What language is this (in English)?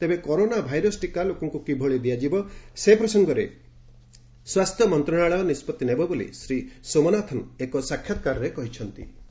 Odia